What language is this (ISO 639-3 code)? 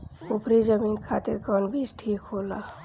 bho